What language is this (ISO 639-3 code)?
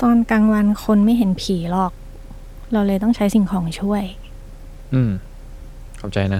tha